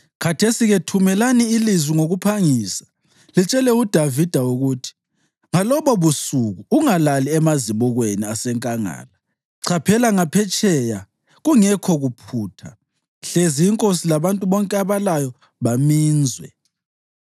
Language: North Ndebele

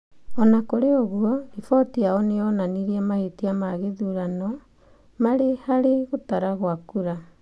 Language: Kikuyu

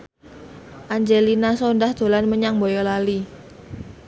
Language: Javanese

